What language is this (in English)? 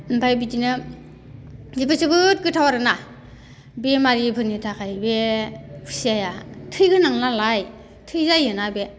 Bodo